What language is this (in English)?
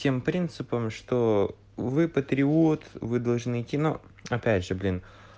Russian